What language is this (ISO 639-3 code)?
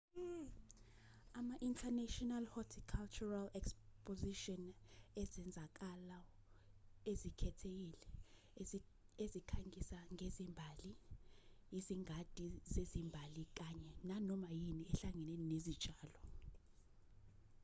zul